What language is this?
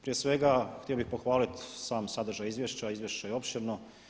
Croatian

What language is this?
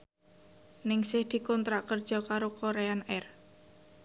Javanese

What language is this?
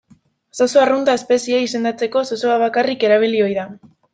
Basque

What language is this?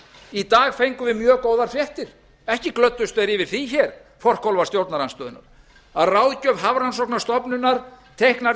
Icelandic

